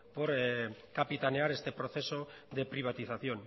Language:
Spanish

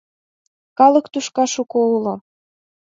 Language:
Mari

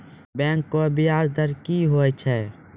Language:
Maithili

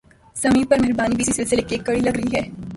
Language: Urdu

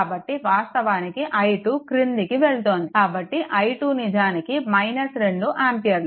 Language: Telugu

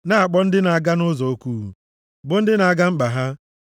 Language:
Igbo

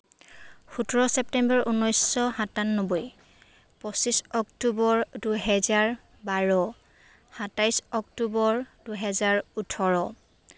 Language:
Assamese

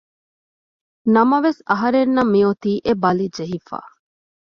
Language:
Divehi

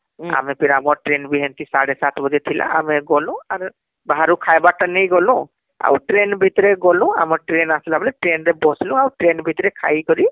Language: Odia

